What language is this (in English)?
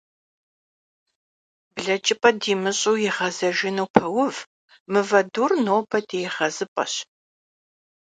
Kabardian